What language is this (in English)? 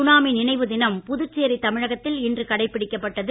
Tamil